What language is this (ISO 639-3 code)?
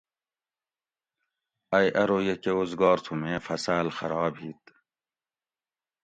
gwc